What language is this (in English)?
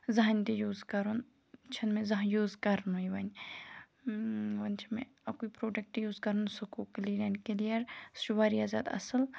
Kashmiri